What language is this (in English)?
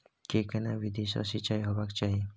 Maithili